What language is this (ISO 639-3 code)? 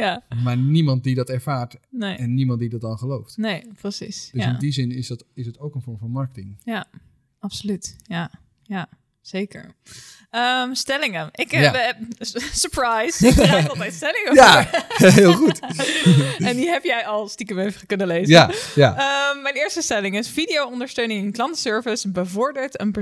nld